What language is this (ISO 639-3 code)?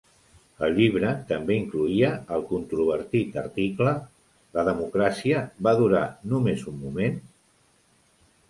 cat